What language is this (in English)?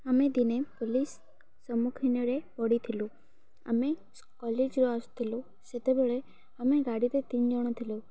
Odia